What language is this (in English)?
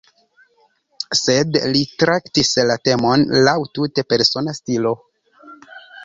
Esperanto